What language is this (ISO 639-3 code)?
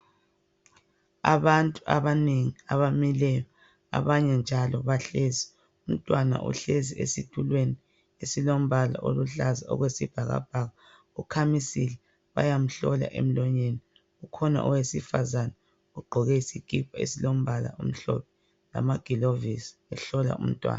nde